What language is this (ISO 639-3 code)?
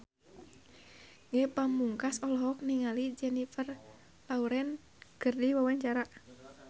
sun